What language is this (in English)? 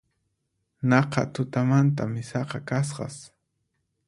Puno Quechua